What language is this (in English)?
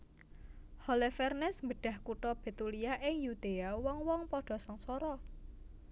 Javanese